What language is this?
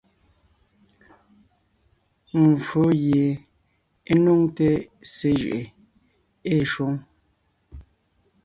Ngiemboon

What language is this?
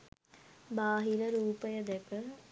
Sinhala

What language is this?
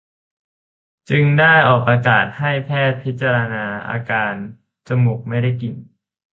Thai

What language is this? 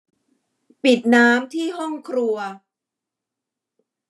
Thai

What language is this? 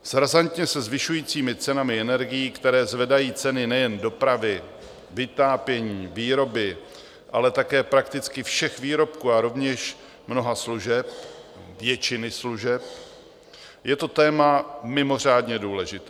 Czech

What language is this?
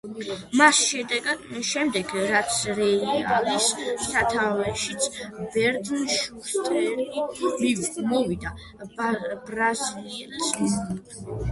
Georgian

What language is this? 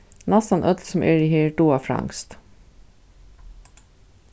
Faroese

